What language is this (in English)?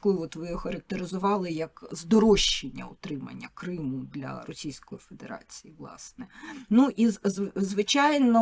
Ukrainian